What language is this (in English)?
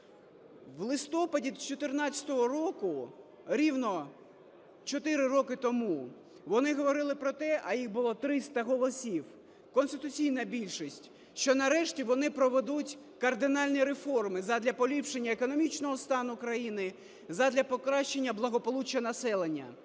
Ukrainian